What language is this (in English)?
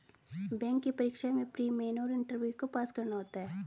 Hindi